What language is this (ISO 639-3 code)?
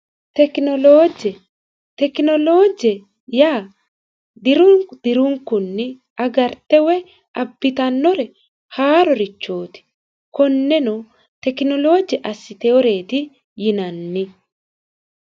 sid